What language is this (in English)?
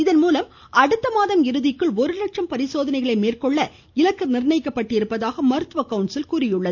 Tamil